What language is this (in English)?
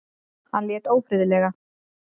Icelandic